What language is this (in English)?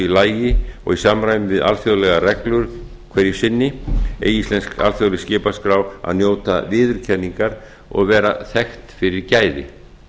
Icelandic